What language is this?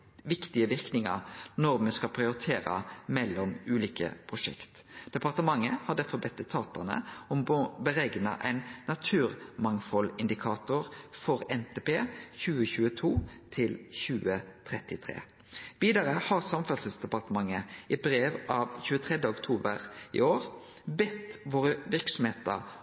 Norwegian Nynorsk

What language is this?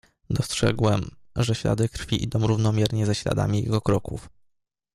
Polish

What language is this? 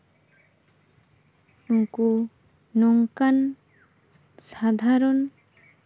Santali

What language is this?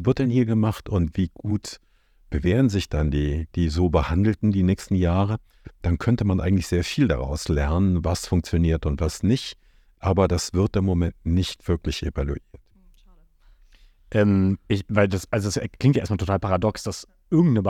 German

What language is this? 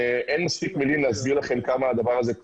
Hebrew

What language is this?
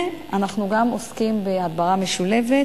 Hebrew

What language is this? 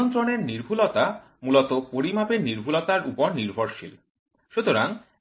Bangla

